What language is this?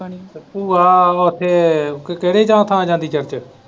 Punjabi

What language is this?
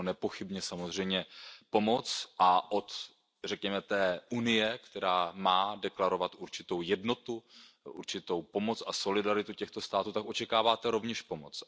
Czech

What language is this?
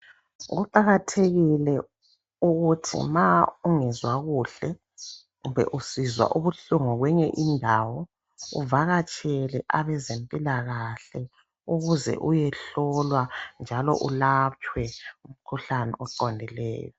North Ndebele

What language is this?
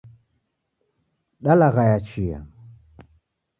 Taita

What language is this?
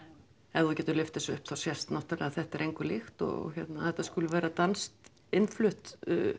Icelandic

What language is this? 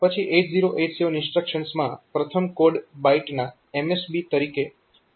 Gujarati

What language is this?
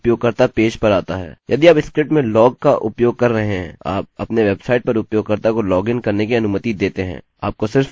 Hindi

